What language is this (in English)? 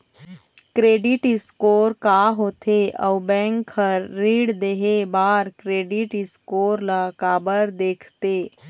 Chhattisgarhi